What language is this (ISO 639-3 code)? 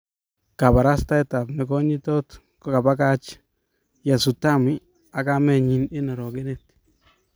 kln